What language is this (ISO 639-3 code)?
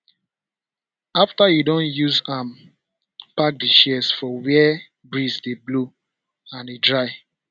pcm